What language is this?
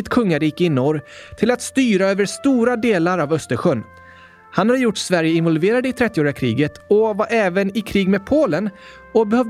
Swedish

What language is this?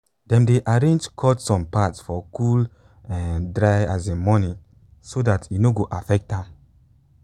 Nigerian Pidgin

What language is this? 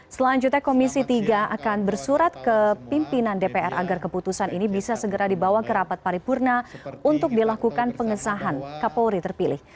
Indonesian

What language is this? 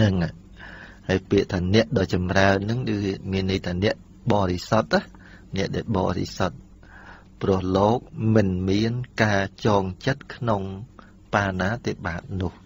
Thai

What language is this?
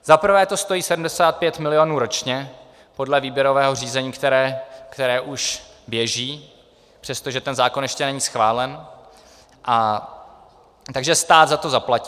Czech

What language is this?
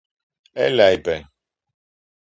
Greek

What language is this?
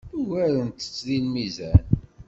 Kabyle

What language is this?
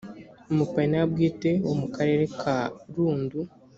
Kinyarwanda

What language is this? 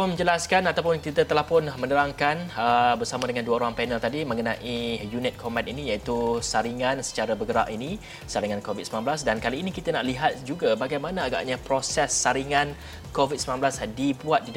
Malay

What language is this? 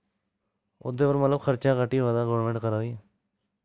Dogri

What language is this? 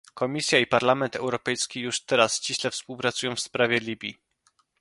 Polish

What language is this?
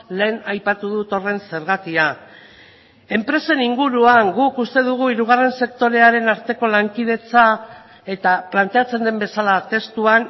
Basque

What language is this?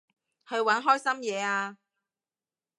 Cantonese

